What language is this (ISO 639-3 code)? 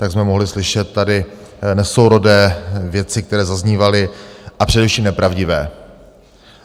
ces